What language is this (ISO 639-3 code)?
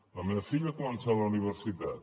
cat